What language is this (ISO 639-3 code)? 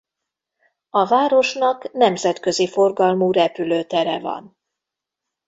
hun